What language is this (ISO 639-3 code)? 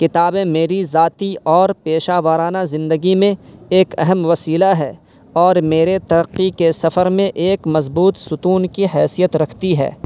urd